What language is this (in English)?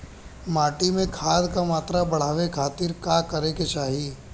Bhojpuri